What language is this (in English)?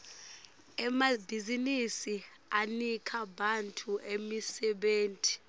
Swati